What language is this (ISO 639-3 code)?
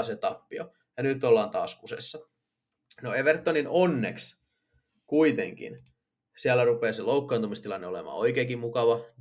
fin